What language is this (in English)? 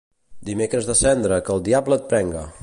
Catalan